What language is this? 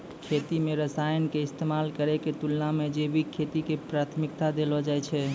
Maithili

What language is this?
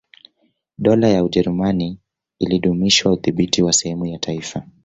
Swahili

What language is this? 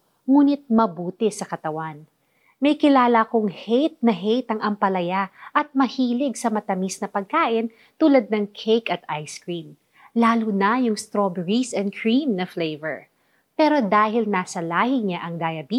Filipino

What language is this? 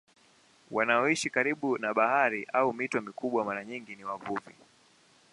Swahili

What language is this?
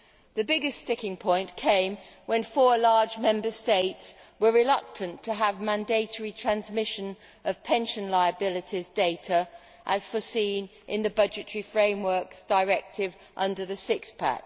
English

